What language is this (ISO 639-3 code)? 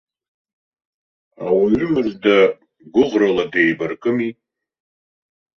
abk